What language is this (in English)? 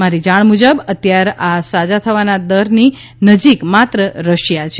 Gujarati